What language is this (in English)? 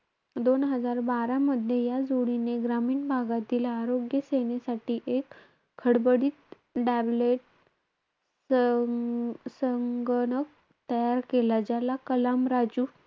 Marathi